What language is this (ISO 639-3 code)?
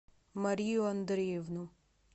rus